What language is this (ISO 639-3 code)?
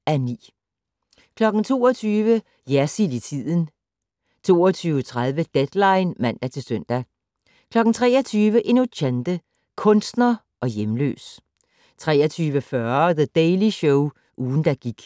dan